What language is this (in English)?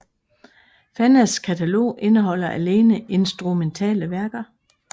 Danish